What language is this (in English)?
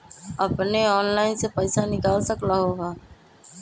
Magahi